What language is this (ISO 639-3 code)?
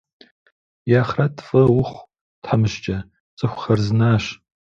kbd